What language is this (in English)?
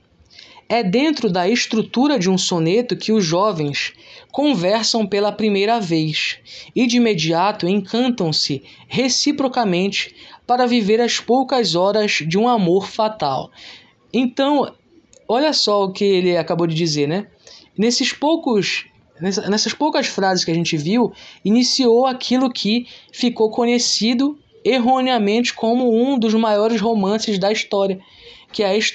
Portuguese